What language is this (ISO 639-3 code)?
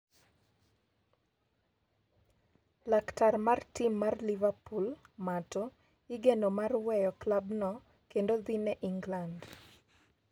luo